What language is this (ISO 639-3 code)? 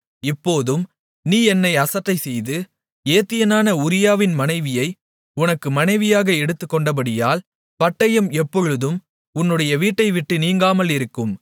tam